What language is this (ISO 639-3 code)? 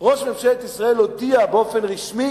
heb